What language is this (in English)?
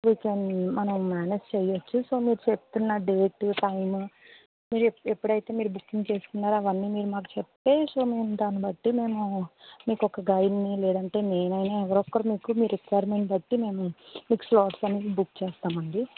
Telugu